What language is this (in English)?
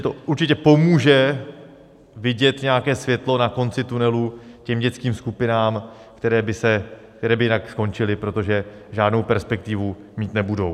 Czech